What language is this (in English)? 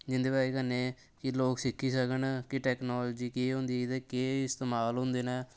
Dogri